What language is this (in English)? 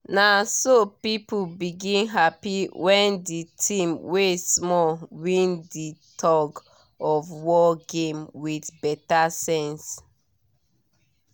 Nigerian Pidgin